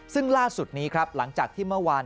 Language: Thai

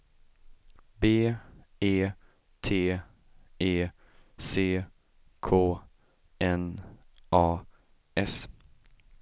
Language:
Swedish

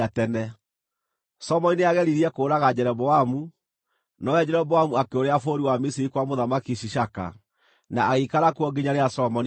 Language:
Kikuyu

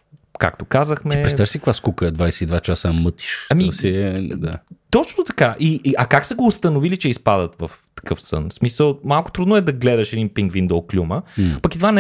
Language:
Bulgarian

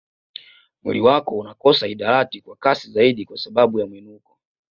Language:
Swahili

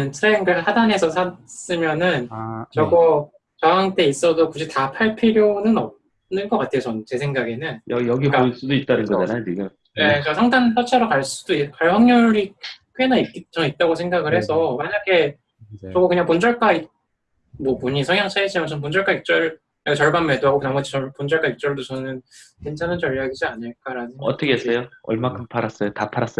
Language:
Korean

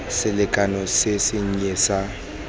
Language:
Tswana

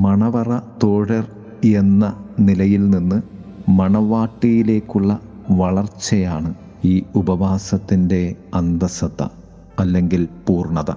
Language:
Malayalam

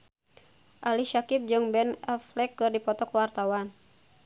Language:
Sundanese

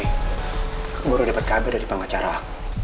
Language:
Indonesian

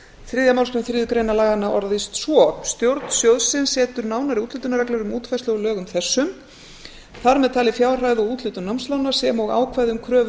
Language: Icelandic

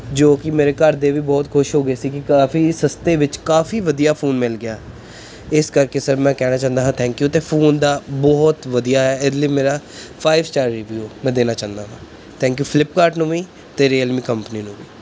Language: Punjabi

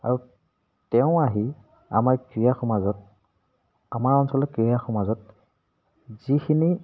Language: Assamese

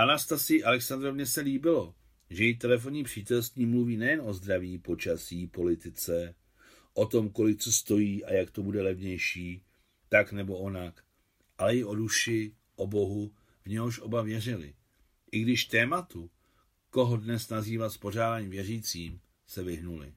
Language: Czech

